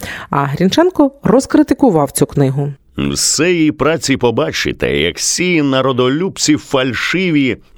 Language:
Ukrainian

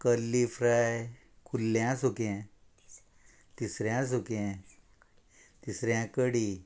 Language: Konkani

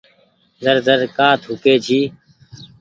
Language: Goaria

